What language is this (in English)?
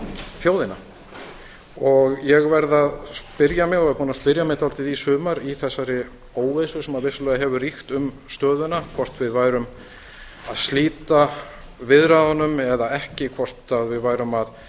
Icelandic